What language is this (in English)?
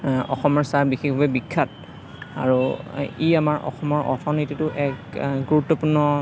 Assamese